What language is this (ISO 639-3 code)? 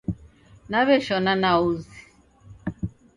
dav